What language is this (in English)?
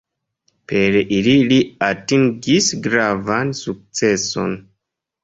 Esperanto